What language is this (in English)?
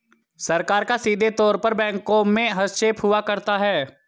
Hindi